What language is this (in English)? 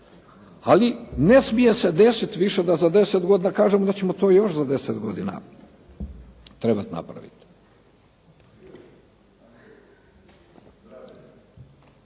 Croatian